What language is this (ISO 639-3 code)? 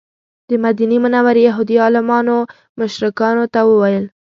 pus